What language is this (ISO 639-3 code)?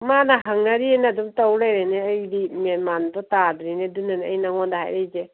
mni